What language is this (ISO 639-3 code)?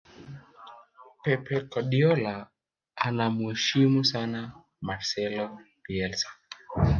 swa